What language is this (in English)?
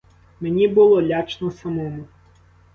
Ukrainian